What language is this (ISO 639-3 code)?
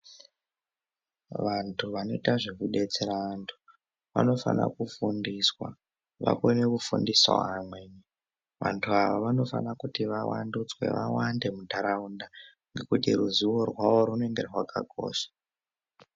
ndc